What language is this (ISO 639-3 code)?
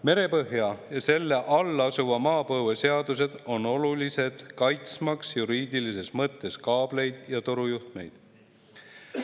est